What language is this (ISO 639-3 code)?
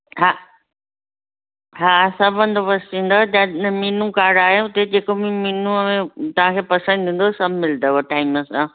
snd